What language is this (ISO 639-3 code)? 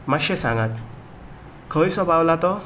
kok